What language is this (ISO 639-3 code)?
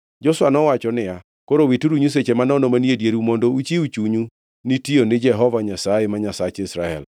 luo